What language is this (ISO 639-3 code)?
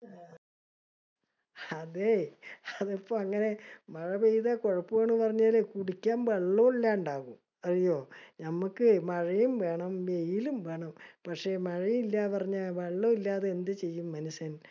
mal